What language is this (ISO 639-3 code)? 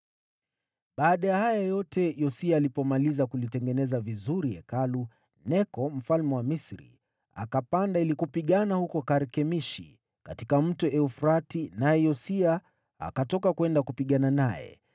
swa